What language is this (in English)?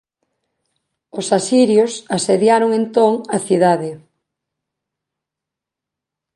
Galician